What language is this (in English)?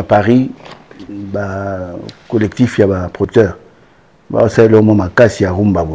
French